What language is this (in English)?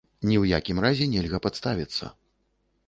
Belarusian